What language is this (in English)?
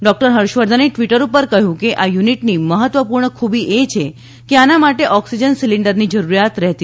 Gujarati